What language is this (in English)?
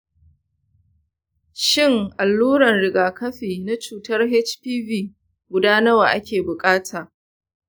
Hausa